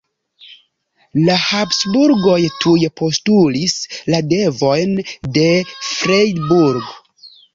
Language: Esperanto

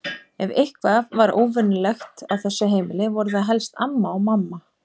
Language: Icelandic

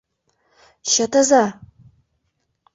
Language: Mari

